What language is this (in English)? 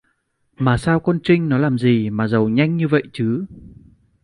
Vietnamese